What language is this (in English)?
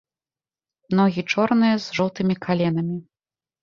Belarusian